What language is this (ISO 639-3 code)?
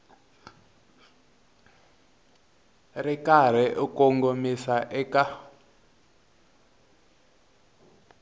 tso